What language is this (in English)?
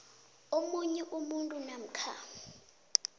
South Ndebele